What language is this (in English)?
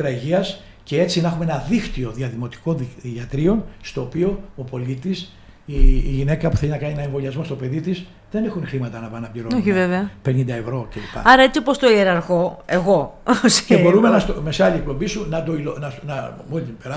Greek